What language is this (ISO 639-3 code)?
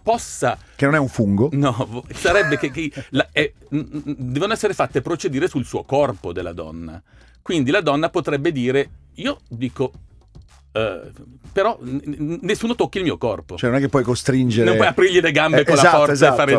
ita